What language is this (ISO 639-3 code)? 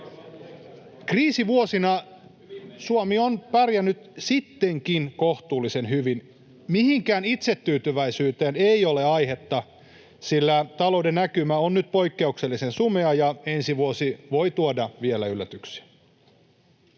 fin